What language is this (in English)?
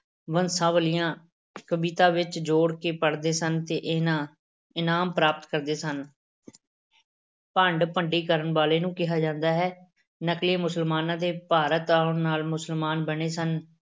Punjabi